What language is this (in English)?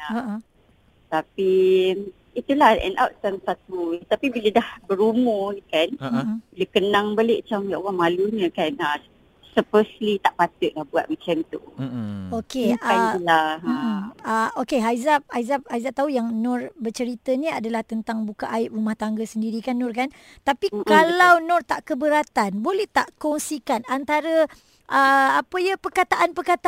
Malay